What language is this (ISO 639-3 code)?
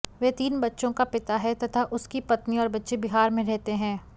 hin